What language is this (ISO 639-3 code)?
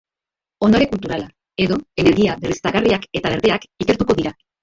eus